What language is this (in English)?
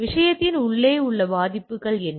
Tamil